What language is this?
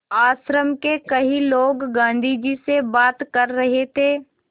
Hindi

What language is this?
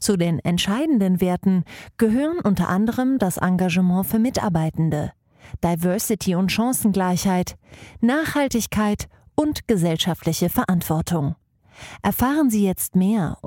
German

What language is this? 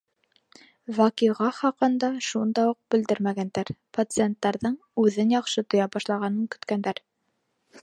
Bashkir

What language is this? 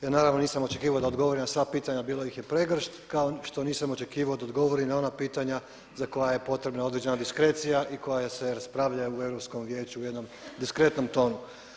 Croatian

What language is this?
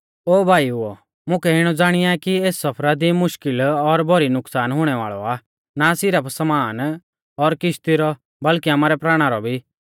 Mahasu Pahari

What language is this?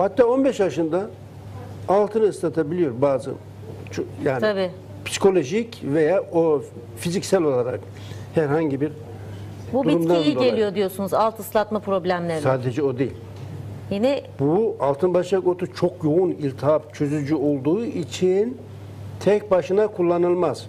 Turkish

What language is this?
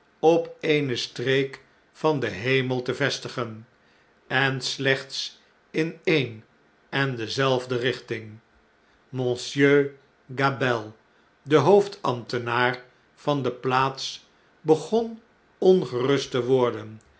Dutch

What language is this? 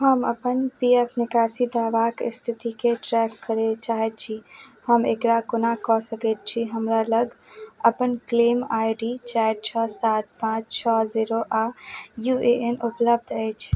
Maithili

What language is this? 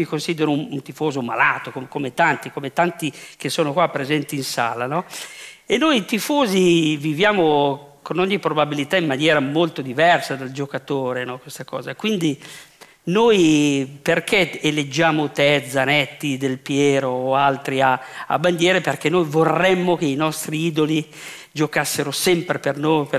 Italian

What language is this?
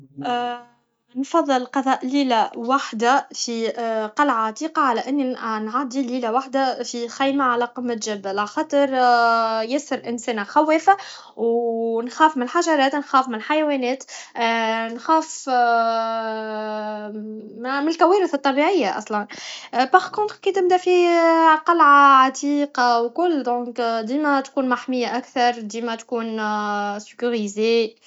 Tunisian Arabic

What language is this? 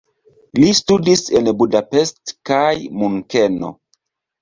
Esperanto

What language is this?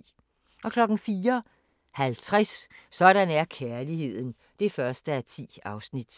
Danish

